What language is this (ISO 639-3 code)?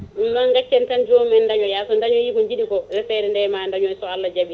ful